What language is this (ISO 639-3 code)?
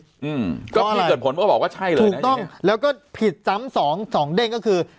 tha